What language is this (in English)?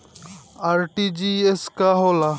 Bhojpuri